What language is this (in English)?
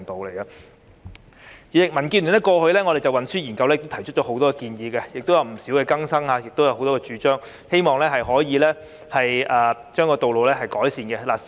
Cantonese